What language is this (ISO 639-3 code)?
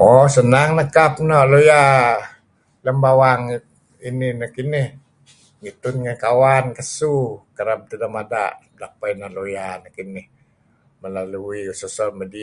kzi